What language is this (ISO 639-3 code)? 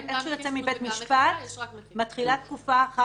heb